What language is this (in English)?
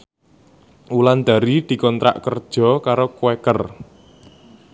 Javanese